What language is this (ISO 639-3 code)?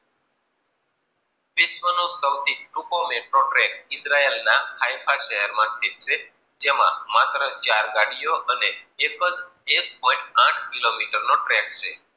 guj